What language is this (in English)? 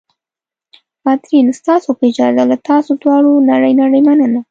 Pashto